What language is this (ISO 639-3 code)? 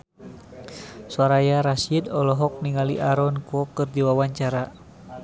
sun